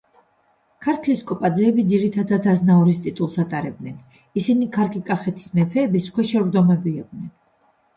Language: Georgian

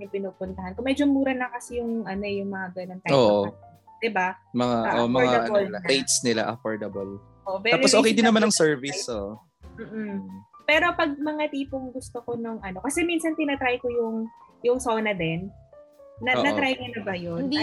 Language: Filipino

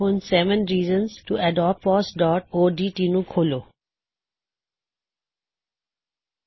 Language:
Punjabi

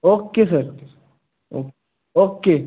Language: Marathi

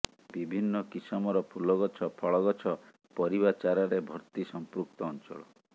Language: Odia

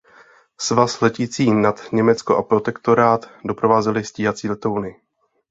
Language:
Czech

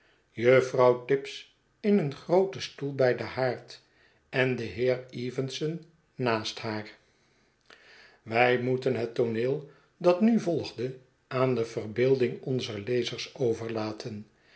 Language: Dutch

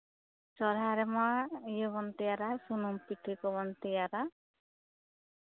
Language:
Santali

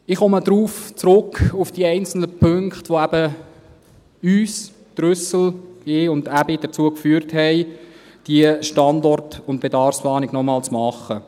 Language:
Swiss German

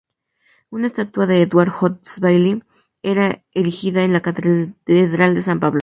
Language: Spanish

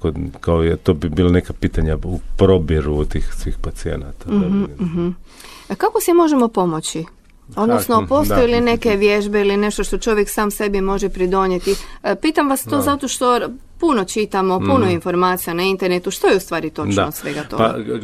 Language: Croatian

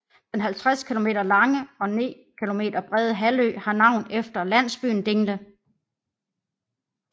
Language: Danish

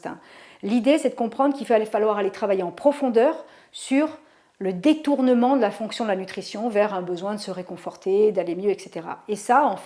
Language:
French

